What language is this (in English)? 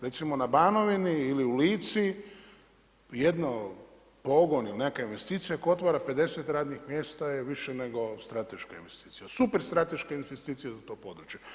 Croatian